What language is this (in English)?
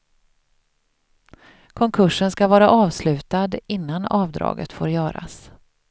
Swedish